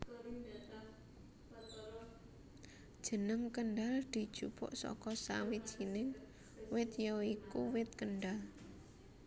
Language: Javanese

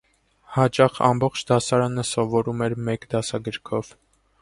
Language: Armenian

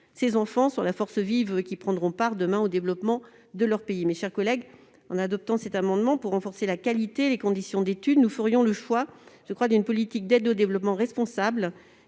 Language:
French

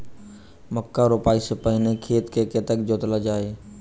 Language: Maithili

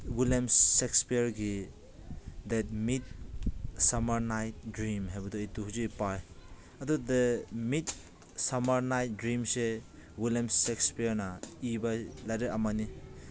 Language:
Manipuri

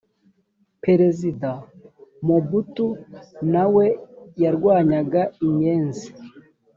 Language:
Kinyarwanda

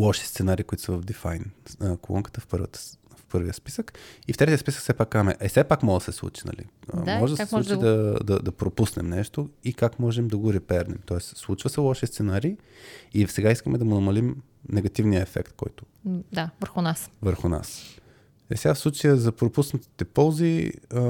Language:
Bulgarian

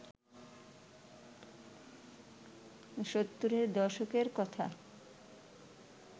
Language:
Bangla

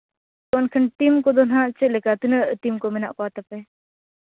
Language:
Santali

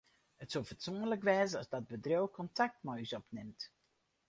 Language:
Western Frisian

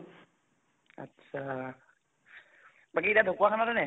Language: Assamese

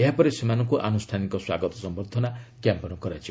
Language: Odia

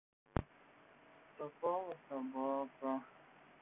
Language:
Russian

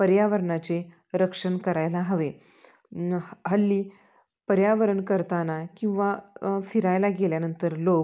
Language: Marathi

